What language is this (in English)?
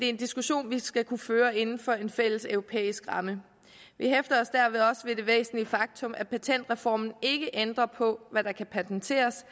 Danish